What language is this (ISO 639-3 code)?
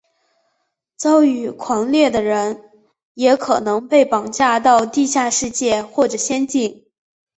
zho